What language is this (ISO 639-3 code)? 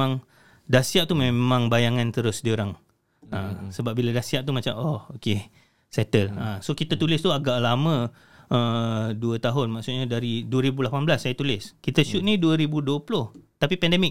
msa